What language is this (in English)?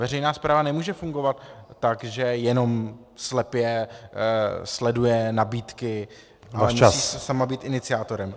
Czech